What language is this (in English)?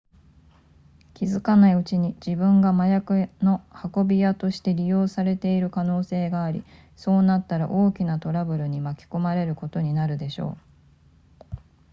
Japanese